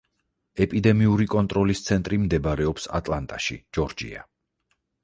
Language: Georgian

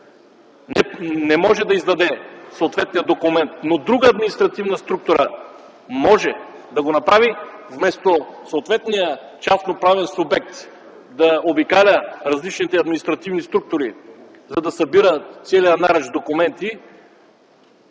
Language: Bulgarian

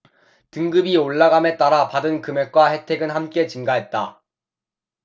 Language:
Korean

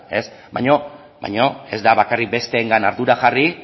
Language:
Basque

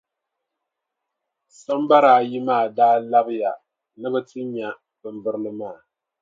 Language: Dagbani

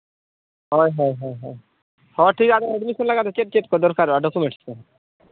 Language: Santali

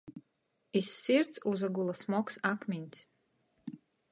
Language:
Latgalian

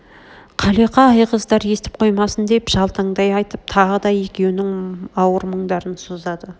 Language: Kazakh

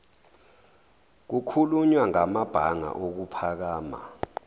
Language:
Zulu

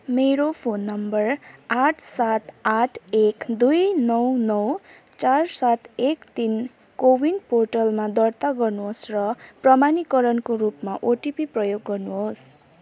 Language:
Nepali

